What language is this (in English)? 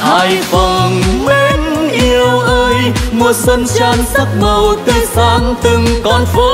Vietnamese